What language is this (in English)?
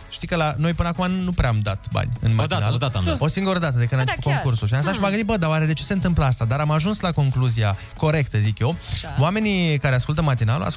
Romanian